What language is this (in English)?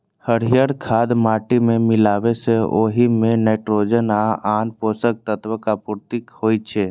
Maithili